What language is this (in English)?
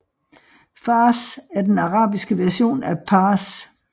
Danish